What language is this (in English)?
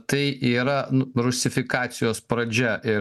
Lithuanian